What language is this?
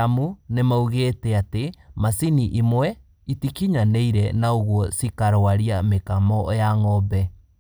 Kikuyu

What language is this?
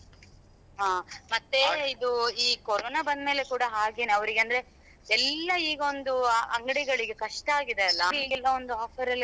Kannada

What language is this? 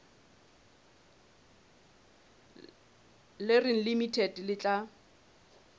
Southern Sotho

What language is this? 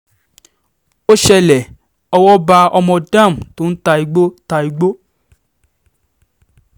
Yoruba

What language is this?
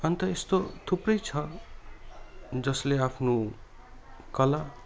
Nepali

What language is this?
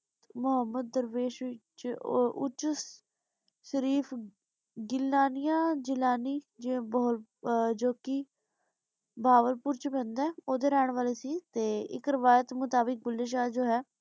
Punjabi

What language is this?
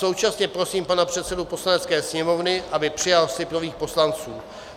Czech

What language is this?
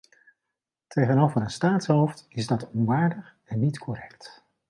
Dutch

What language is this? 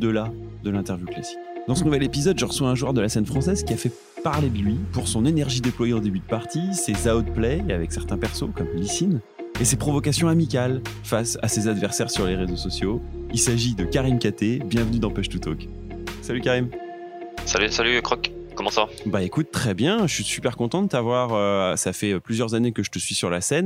French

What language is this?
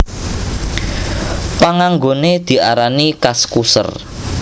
Javanese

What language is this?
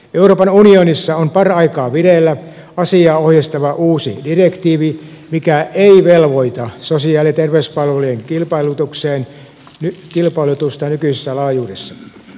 Finnish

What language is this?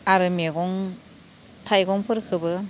Bodo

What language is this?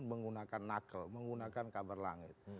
Indonesian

